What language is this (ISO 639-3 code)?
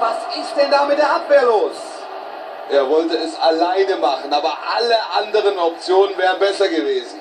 deu